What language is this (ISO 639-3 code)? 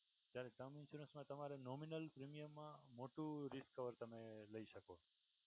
guj